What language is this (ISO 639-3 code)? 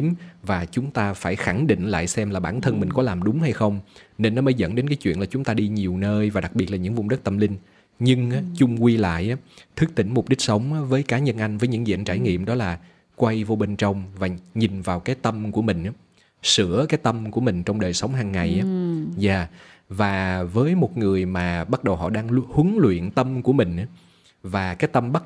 vie